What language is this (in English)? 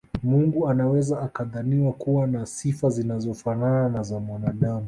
Swahili